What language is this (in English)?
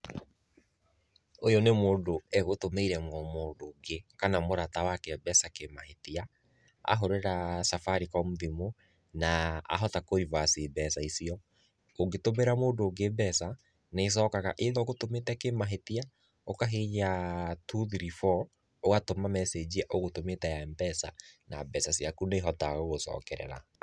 Kikuyu